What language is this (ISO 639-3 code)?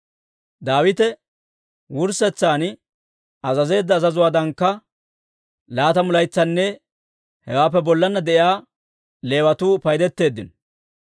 dwr